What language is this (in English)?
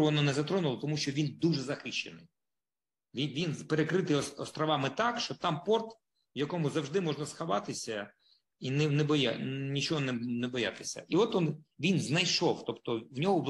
Ukrainian